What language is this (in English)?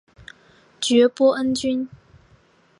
Chinese